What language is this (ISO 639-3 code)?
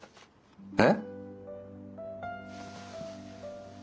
jpn